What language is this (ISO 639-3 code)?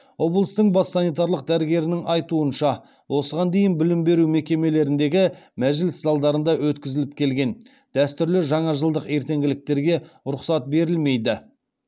kaz